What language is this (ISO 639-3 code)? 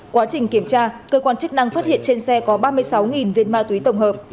vie